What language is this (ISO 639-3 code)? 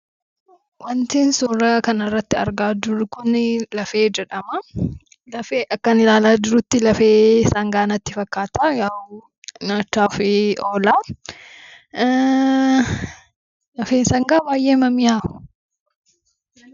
orm